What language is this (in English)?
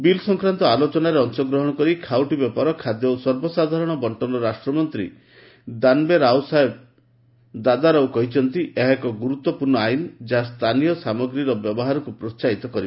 Odia